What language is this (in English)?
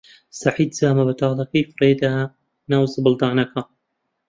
Central Kurdish